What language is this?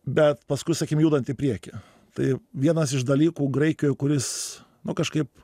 Lithuanian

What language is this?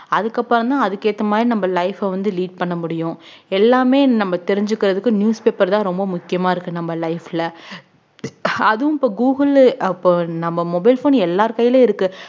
Tamil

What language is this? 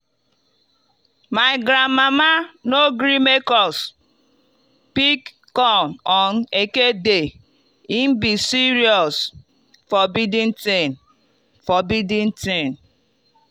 Nigerian Pidgin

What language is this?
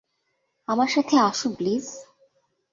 Bangla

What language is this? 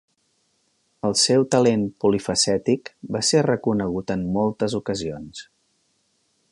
Catalan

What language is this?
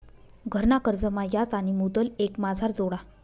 Marathi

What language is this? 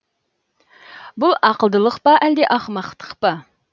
Kazakh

